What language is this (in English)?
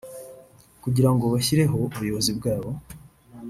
Kinyarwanda